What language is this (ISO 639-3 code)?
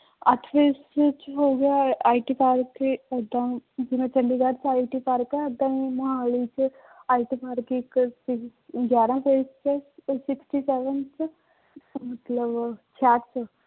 pan